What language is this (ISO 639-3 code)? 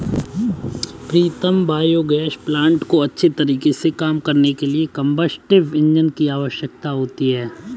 hin